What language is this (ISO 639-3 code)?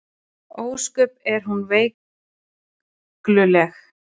isl